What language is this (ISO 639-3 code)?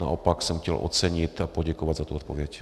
ces